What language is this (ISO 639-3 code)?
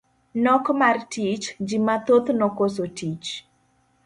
luo